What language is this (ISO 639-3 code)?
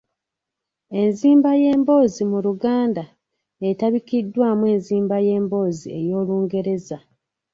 lug